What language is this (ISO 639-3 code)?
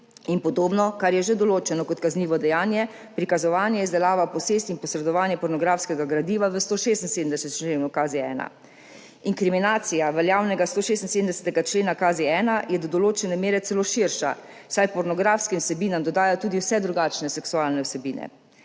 slv